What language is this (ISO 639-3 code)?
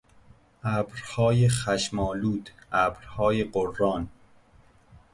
fas